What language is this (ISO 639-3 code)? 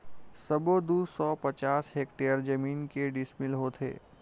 hne